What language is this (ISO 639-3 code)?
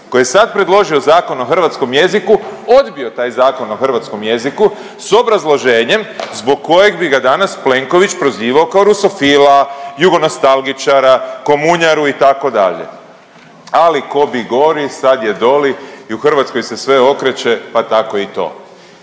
hrv